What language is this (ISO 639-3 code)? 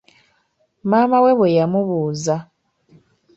lug